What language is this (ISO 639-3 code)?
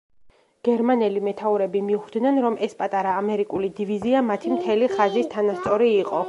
kat